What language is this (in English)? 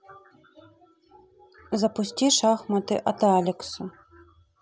Russian